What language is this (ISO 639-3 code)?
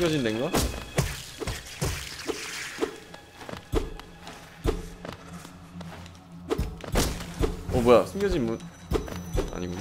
kor